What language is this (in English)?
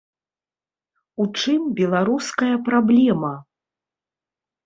Belarusian